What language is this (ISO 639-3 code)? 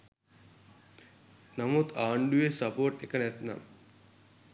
sin